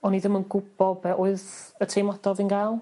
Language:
Welsh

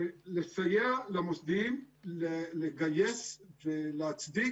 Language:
Hebrew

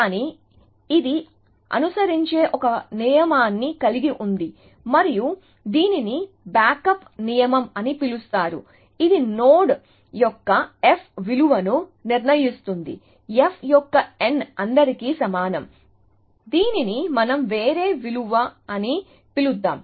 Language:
Telugu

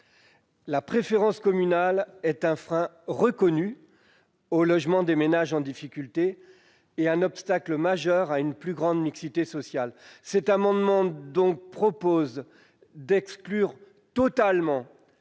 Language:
French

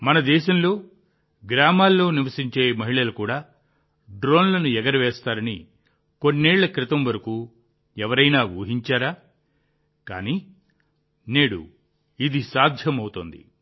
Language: Telugu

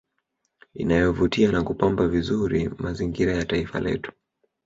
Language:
Swahili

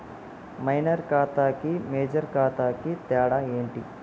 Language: Telugu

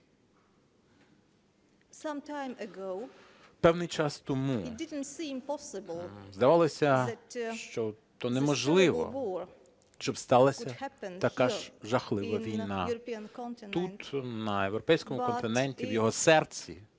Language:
Ukrainian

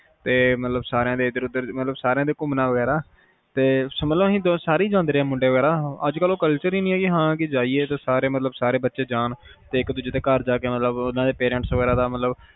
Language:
Punjabi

